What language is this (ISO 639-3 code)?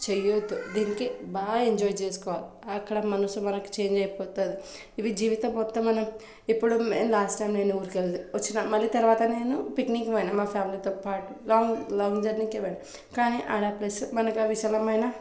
tel